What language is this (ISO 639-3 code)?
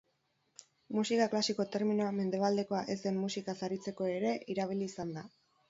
eus